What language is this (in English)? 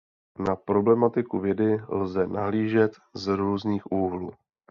Czech